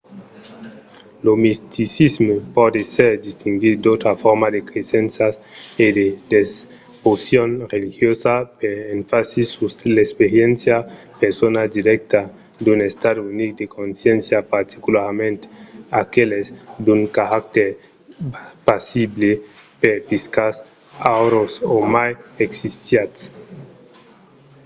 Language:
Occitan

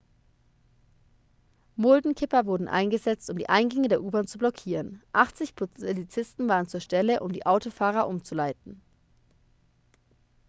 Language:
German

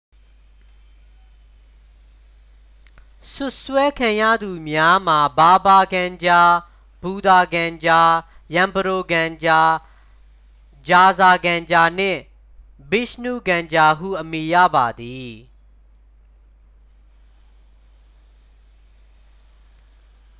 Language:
Burmese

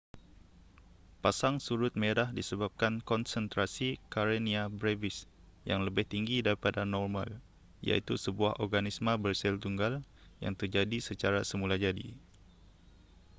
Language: Malay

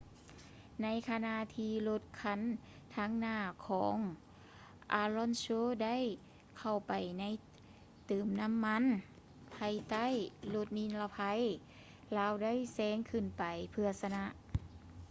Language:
Lao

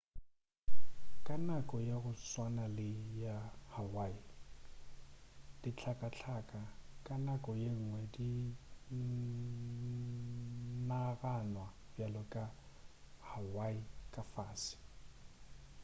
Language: Northern Sotho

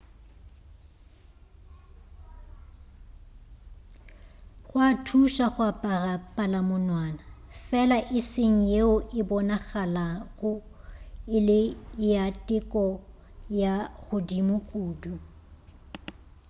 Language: Northern Sotho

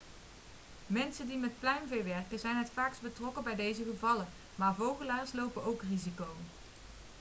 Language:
Dutch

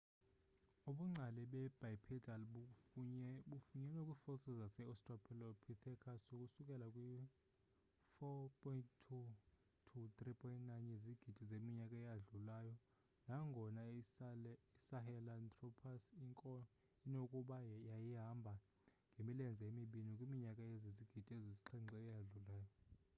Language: Xhosa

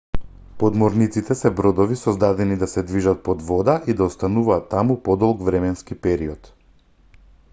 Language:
Macedonian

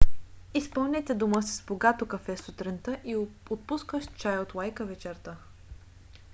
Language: Bulgarian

